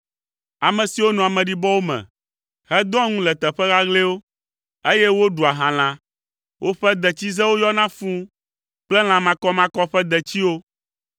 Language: Ewe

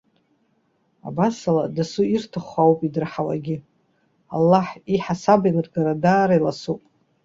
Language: Abkhazian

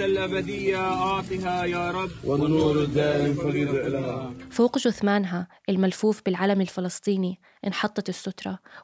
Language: Arabic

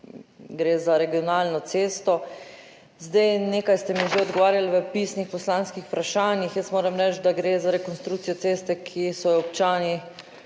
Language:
Slovenian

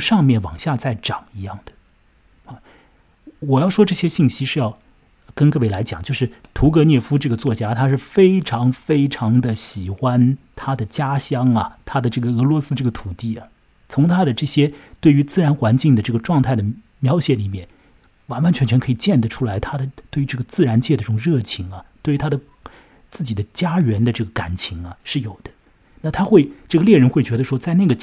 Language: Chinese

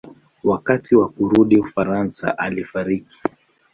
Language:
Swahili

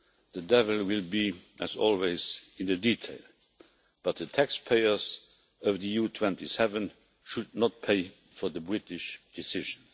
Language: English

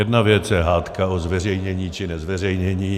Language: Czech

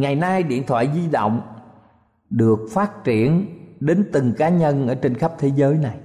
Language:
Vietnamese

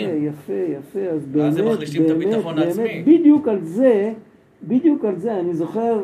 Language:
Hebrew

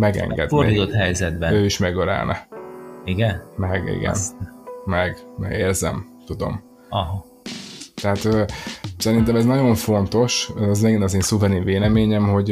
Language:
Hungarian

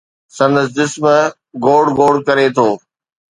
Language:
Sindhi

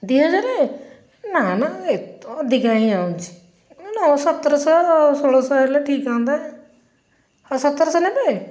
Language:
Odia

